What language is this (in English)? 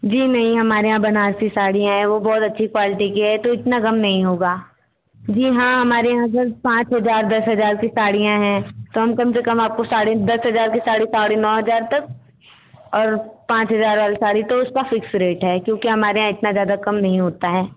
Hindi